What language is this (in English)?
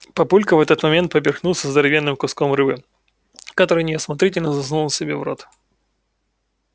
Russian